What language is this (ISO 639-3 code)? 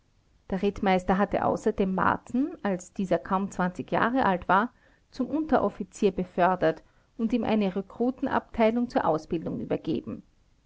deu